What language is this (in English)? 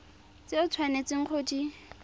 Tswana